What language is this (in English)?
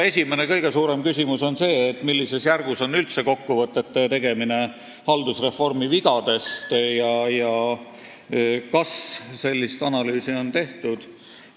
Estonian